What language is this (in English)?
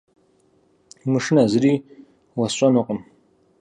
Kabardian